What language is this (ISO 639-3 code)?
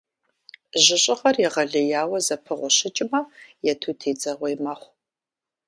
kbd